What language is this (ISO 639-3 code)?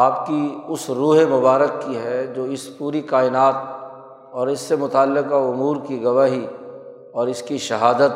urd